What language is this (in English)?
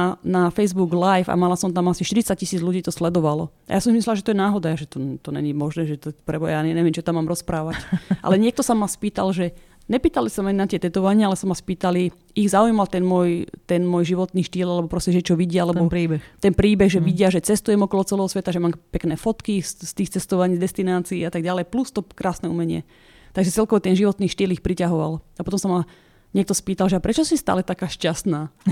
Slovak